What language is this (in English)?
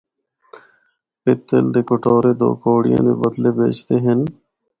Northern Hindko